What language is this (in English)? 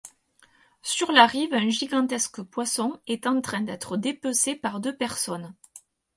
French